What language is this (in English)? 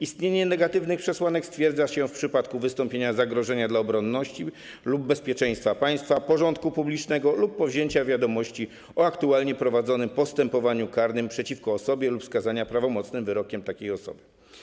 Polish